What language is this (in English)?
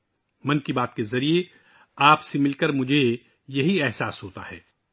Urdu